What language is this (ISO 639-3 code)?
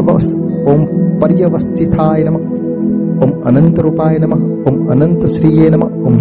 guj